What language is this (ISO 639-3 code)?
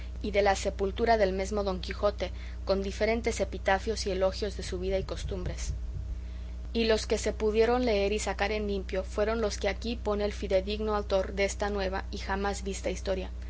spa